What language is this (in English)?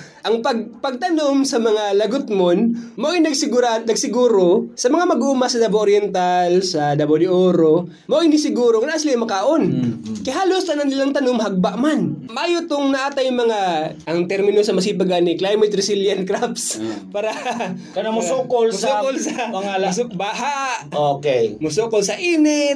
Filipino